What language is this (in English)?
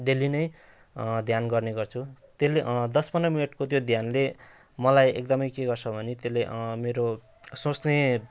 Nepali